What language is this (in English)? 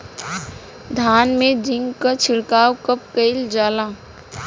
Bhojpuri